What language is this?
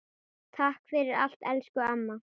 Icelandic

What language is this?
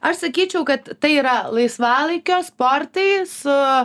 Lithuanian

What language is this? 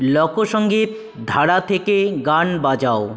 Bangla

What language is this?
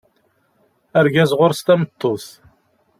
Kabyle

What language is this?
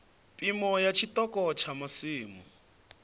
Venda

